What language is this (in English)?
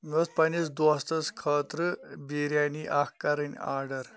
Kashmiri